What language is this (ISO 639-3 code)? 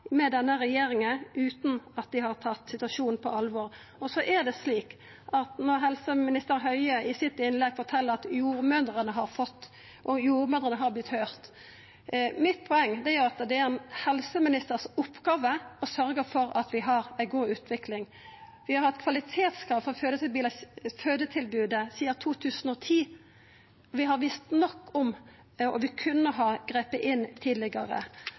nno